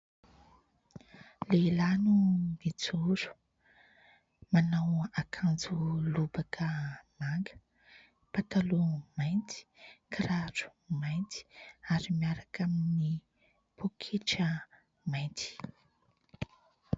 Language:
Malagasy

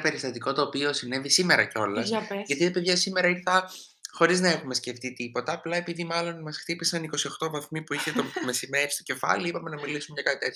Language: Greek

